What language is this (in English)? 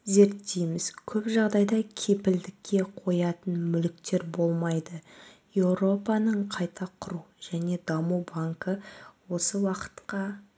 Kazakh